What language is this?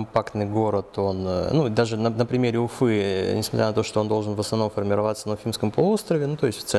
Russian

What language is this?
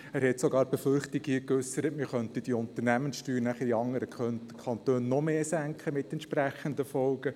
Swiss German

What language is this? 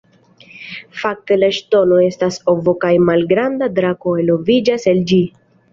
Esperanto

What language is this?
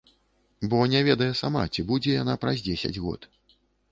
Belarusian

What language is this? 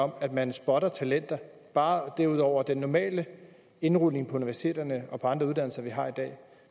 Danish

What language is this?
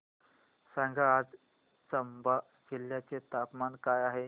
Marathi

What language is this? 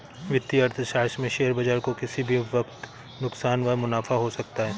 Hindi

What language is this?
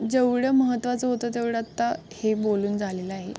Marathi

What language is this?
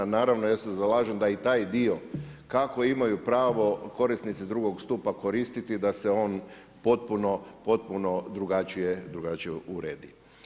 Croatian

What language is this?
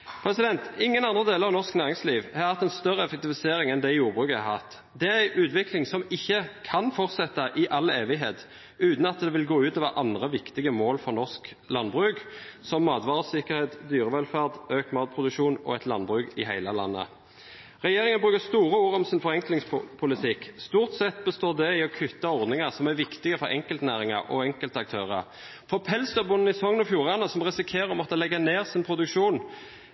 Norwegian Bokmål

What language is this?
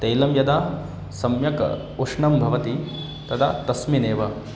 Sanskrit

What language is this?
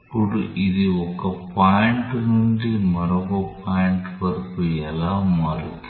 Telugu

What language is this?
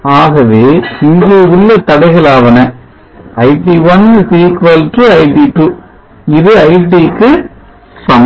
Tamil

